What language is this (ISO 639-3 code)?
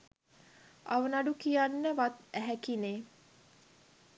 sin